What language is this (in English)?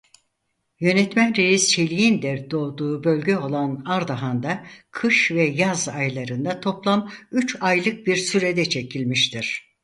Turkish